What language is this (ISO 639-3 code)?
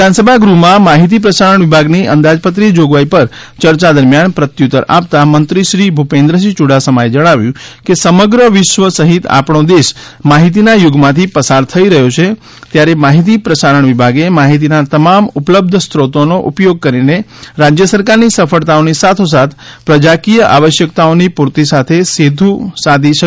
guj